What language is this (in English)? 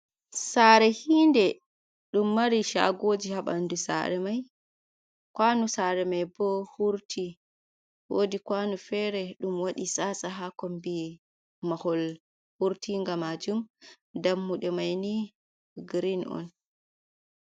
Fula